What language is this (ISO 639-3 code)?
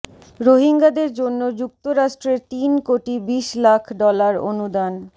ben